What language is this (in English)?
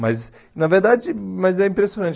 Portuguese